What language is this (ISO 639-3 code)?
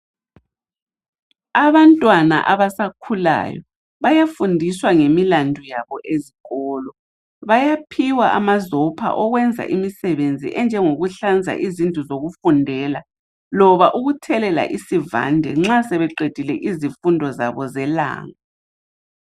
nde